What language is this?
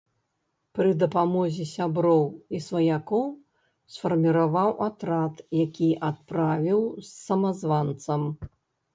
Belarusian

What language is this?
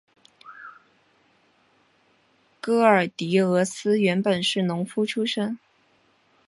Chinese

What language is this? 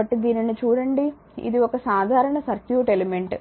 Telugu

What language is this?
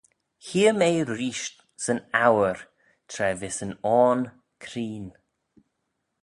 Manx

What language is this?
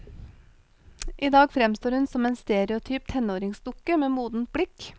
Norwegian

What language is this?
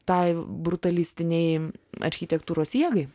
Lithuanian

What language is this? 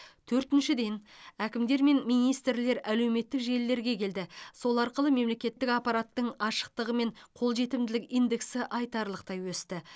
Kazakh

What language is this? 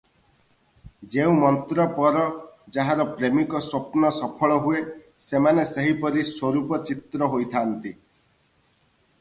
Odia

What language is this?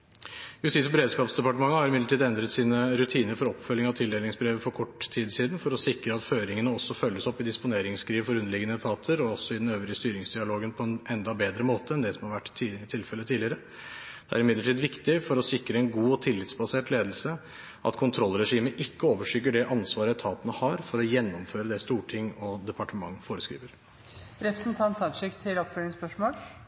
Norwegian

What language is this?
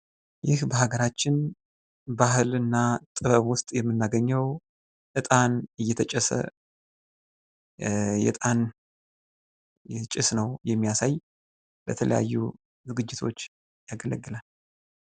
Amharic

